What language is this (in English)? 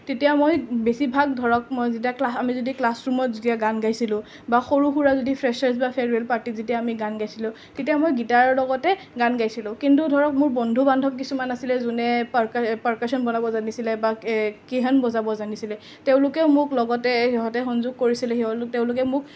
Assamese